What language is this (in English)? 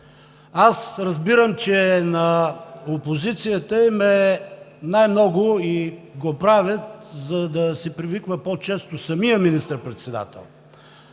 Bulgarian